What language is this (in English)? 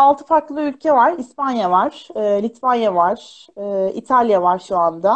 Turkish